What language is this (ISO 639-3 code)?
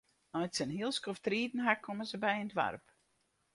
fry